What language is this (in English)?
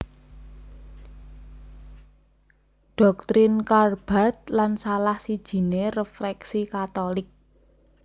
Javanese